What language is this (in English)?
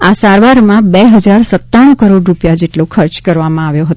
Gujarati